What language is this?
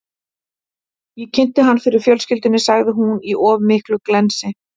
Icelandic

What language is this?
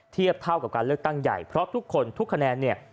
Thai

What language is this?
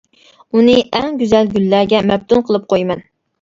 Uyghur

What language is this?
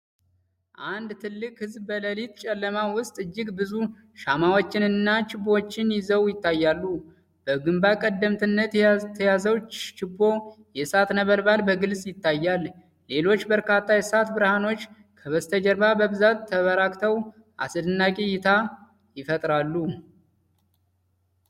Amharic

